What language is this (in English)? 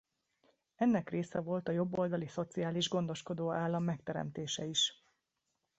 Hungarian